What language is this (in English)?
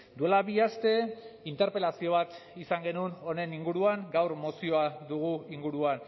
Basque